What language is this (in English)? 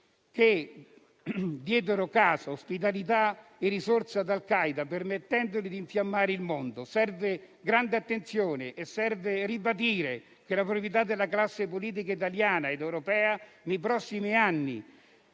Italian